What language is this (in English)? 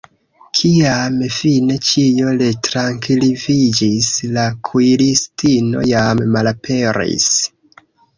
Esperanto